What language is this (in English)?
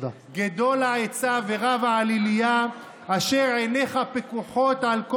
Hebrew